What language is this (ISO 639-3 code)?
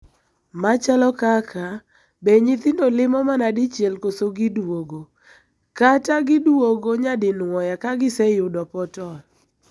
luo